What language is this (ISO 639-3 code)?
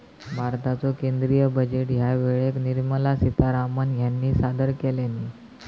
mar